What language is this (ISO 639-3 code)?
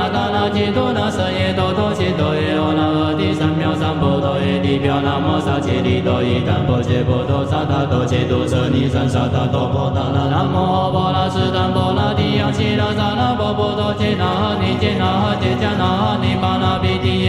zho